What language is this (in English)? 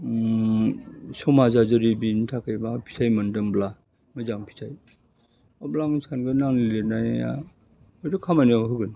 Bodo